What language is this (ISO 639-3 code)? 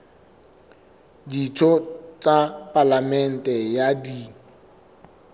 sot